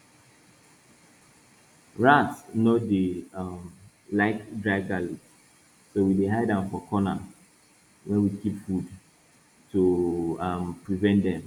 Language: Nigerian Pidgin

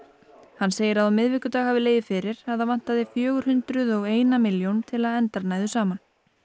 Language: Icelandic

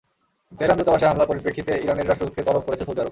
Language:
Bangla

